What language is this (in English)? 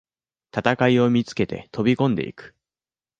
Japanese